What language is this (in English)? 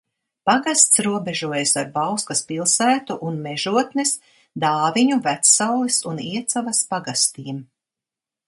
Latvian